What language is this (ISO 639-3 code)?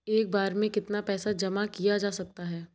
hin